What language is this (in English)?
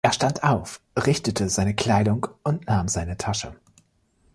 German